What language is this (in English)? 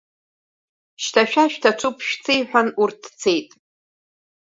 Abkhazian